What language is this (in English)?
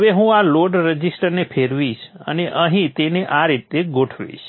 Gujarati